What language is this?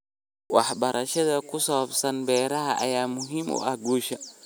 Somali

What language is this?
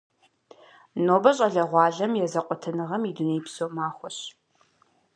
Kabardian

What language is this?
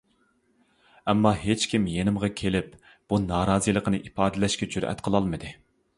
Uyghur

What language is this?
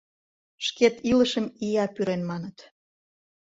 Mari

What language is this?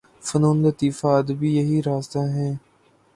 Urdu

